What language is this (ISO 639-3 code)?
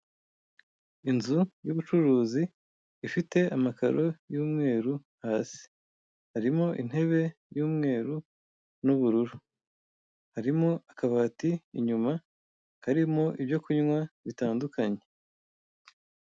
kin